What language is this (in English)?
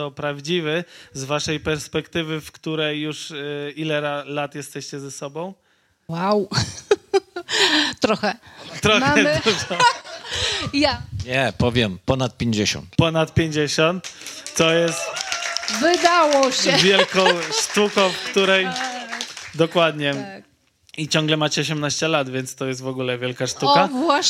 Polish